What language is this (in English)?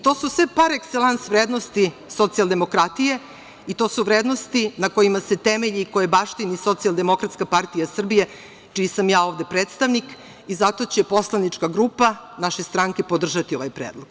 Serbian